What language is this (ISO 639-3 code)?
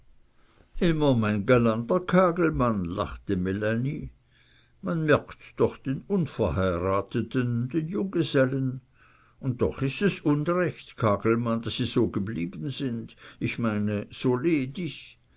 deu